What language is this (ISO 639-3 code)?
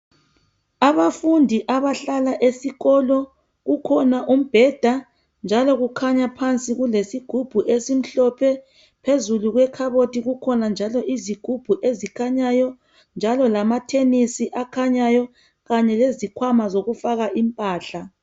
nde